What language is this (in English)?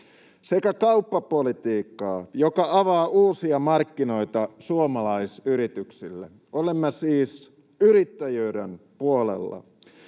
Finnish